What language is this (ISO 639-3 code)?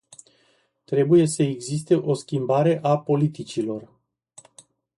ron